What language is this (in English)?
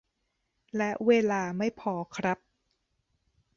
Thai